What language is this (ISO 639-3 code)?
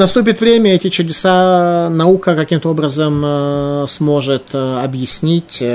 rus